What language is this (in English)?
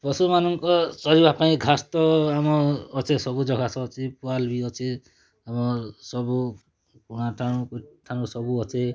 Odia